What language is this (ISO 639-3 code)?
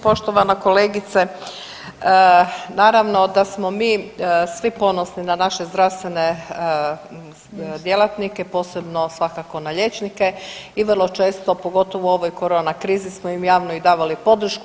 hrv